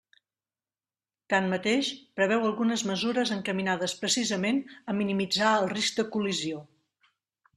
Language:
Catalan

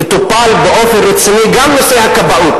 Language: Hebrew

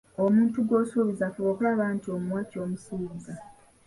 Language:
Ganda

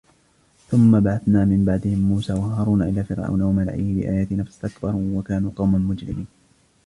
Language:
Arabic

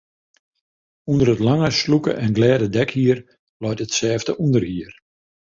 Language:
Western Frisian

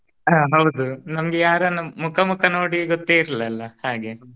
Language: Kannada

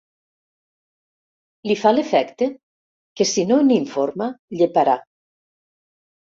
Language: Catalan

